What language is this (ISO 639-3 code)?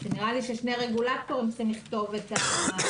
heb